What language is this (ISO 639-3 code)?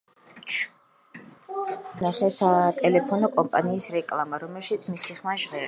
kat